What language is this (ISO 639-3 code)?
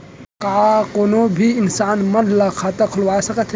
hne